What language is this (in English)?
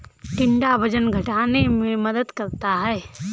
Hindi